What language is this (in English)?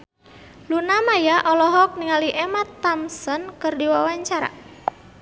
Sundanese